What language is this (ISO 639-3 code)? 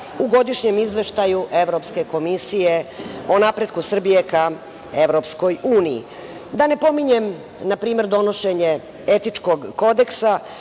srp